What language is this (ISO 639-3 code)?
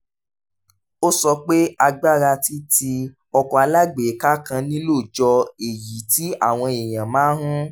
yor